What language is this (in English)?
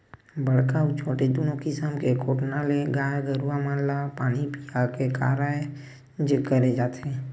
Chhattisgarhi